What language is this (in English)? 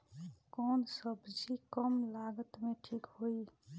Bhojpuri